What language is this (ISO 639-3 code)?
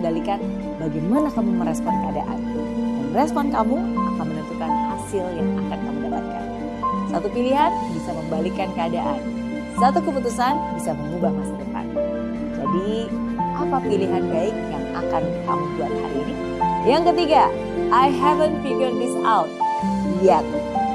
ind